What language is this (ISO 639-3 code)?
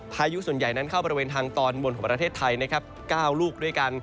tha